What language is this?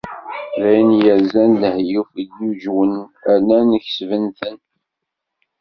Kabyle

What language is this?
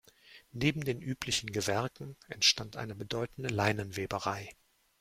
German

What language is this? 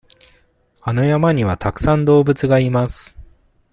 Japanese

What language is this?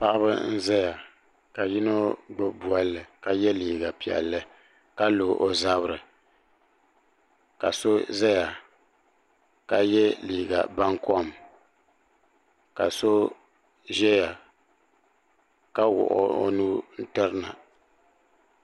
Dagbani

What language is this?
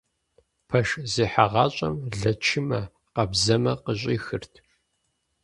Kabardian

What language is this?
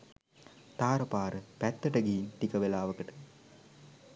Sinhala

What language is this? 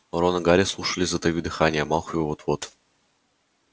Russian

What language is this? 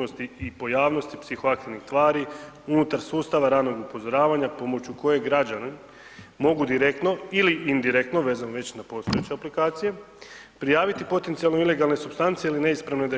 Croatian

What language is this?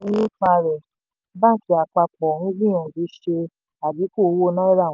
Yoruba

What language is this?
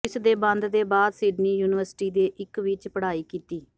Punjabi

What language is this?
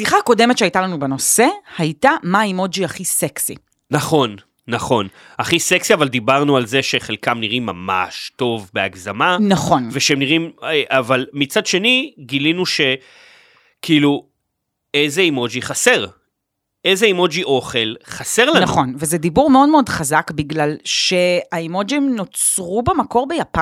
Hebrew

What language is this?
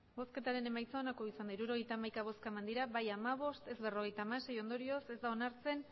Basque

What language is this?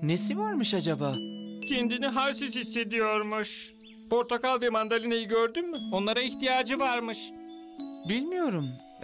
Turkish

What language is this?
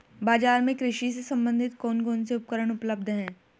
Hindi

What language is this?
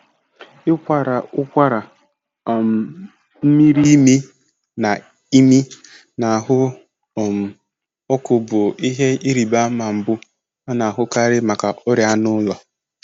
Igbo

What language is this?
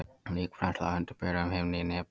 Icelandic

